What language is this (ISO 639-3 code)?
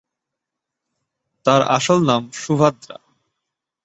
ben